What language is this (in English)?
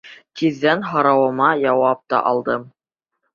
Bashkir